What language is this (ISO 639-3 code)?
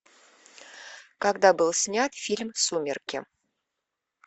rus